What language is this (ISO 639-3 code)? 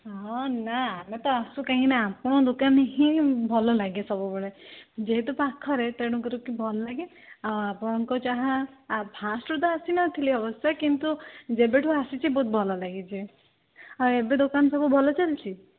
ori